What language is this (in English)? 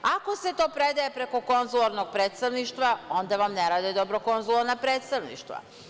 Serbian